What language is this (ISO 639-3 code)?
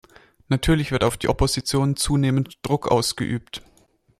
deu